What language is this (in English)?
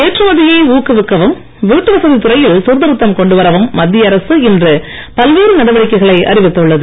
Tamil